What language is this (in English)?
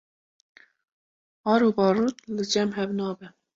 Kurdish